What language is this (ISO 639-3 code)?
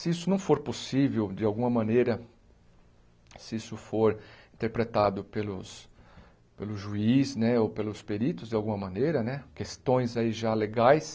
por